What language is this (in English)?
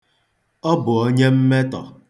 Igbo